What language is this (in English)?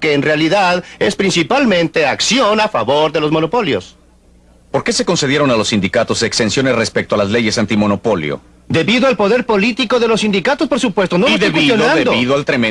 Spanish